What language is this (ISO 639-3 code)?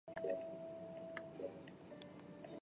zho